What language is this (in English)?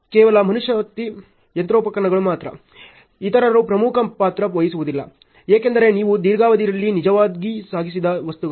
Kannada